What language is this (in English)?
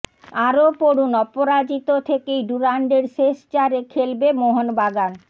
Bangla